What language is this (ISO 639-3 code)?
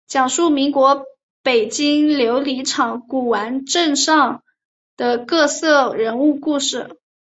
zho